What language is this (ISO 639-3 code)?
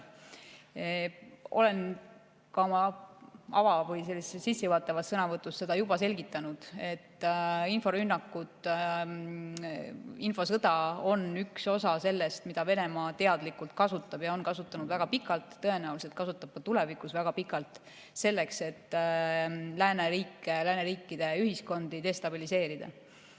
est